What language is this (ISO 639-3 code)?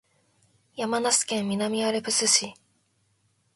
jpn